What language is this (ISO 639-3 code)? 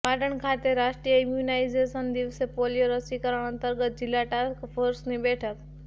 guj